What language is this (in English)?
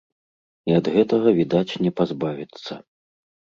Belarusian